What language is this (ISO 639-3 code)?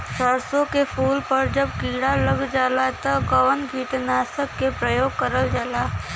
bho